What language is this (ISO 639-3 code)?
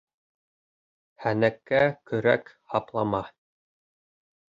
bak